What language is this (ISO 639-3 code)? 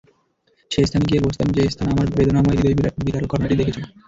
ben